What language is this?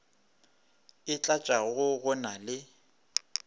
Northern Sotho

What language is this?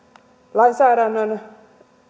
Finnish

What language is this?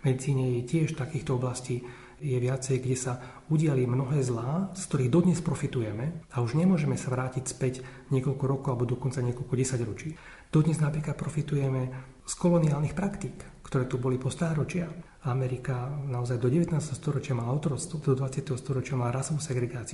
Slovak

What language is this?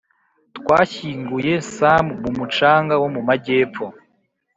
Kinyarwanda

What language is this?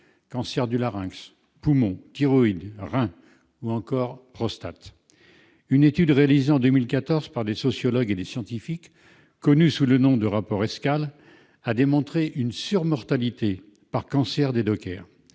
French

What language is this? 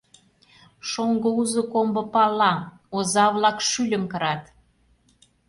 Mari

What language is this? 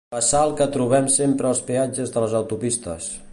Catalan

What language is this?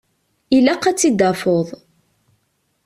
Kabyle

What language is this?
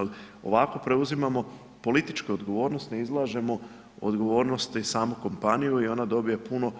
Croatian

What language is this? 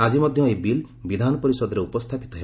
Odia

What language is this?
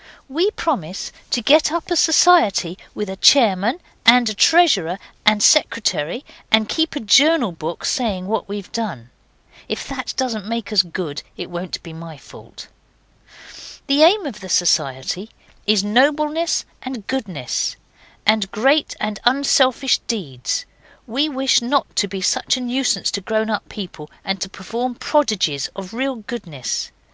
English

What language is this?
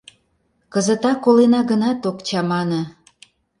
Mari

